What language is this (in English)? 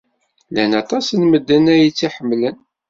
Kabyle